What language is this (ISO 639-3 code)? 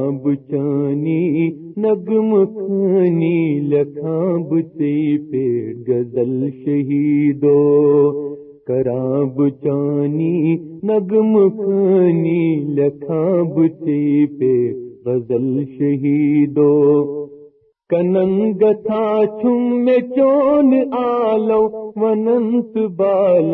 urd